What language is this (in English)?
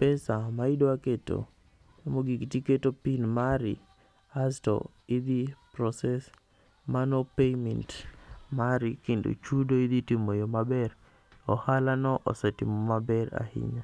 Luo (Kenya and Tanzania)